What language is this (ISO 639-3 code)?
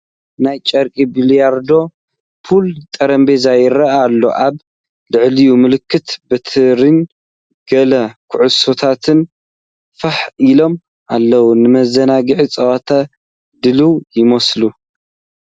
tir